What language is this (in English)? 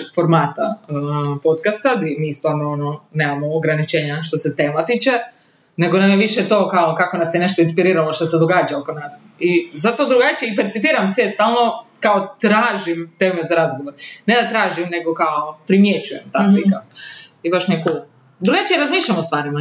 Croatian